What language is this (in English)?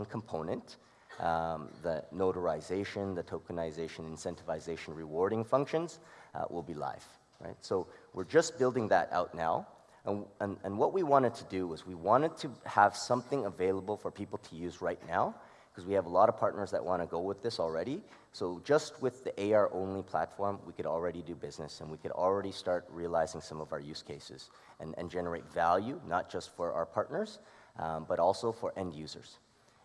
English